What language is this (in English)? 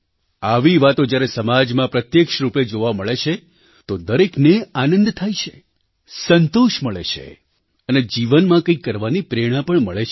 Gujarati